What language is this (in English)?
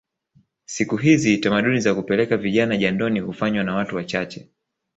Swahili